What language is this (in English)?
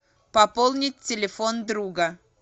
Russian